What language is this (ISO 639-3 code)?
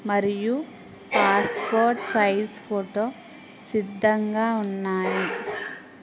tel